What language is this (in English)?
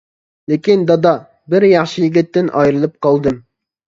Uyghur